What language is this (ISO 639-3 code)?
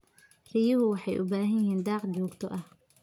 som